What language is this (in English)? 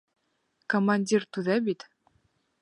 Bashkir